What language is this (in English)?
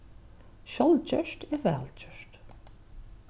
Faroese